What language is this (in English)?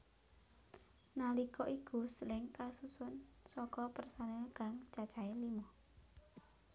Javanese